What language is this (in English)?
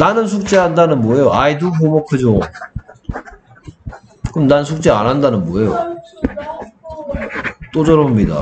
Korean